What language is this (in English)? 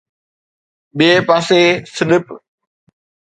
Sindhi